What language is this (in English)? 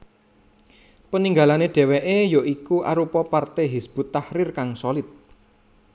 Javanese